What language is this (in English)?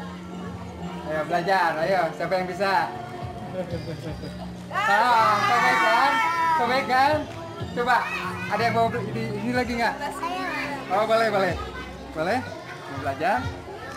Indonesian